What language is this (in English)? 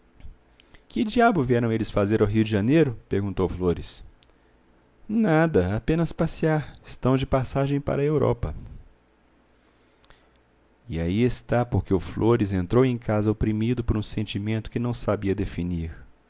Portuguese